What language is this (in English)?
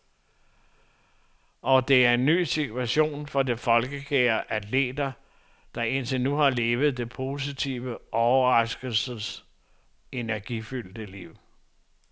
Danish